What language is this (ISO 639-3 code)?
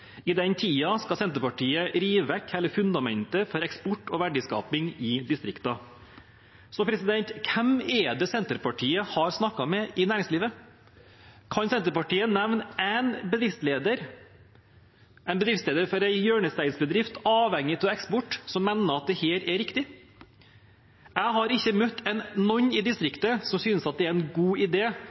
nob